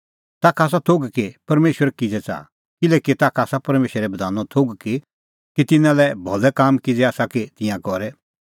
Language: Kullu Pahari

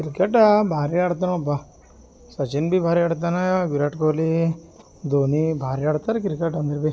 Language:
Kannada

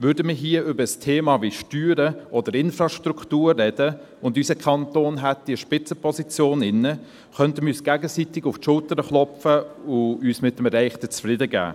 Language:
Swiss German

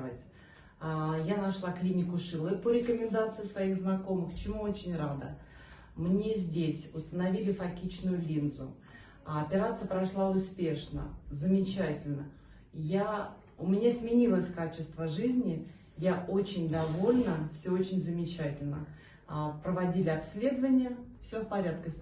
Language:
Russian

